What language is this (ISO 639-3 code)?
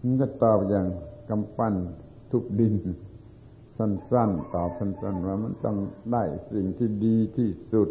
tha